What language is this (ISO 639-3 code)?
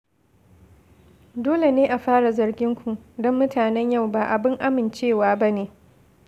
hau